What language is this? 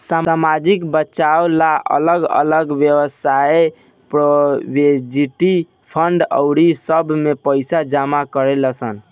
Bhojpuri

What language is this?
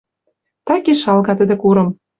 Western Mari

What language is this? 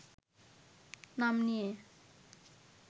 Bangla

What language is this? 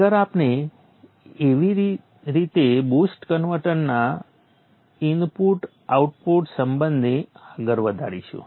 Gujarati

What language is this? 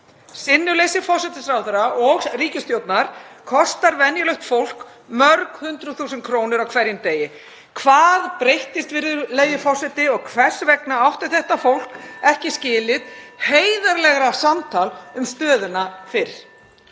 Icelandic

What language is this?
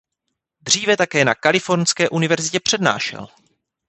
Czech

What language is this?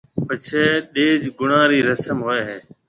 Marwari (Pakistan)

